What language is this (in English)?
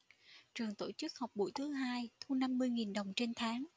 Vietnamese